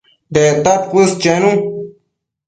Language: Matsés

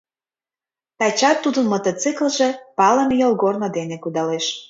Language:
Mari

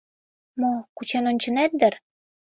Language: Mari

